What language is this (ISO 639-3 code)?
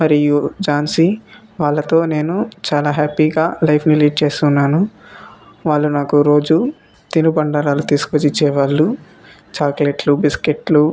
tel